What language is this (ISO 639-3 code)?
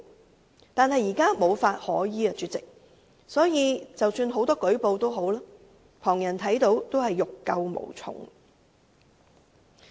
yue